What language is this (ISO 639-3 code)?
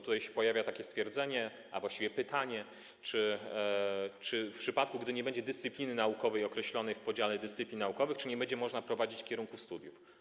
pol